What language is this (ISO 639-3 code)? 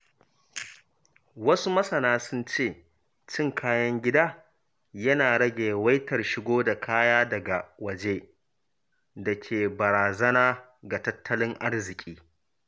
hau